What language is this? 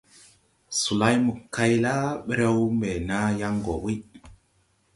Tupuri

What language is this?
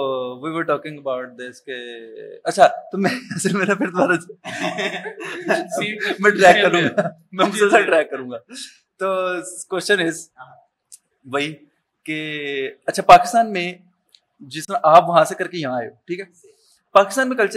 Urdu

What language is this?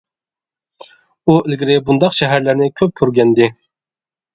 Uyghur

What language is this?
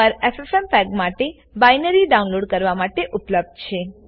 Gujarati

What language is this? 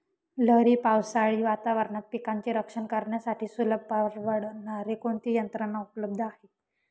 Marathi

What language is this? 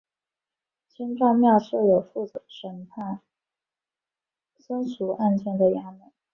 Chinese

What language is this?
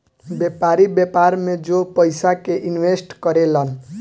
Bhojpuri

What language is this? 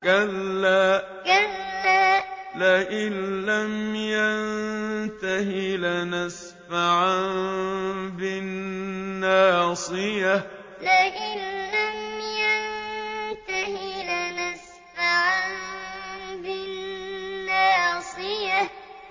Arabic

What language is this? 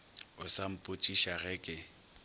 Northern Sotho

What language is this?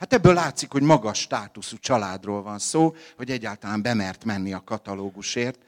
Hungarian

